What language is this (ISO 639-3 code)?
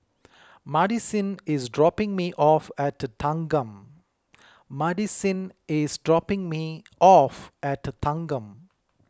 eng